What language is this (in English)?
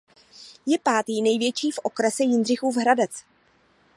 Czech